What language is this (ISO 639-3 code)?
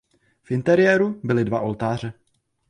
ces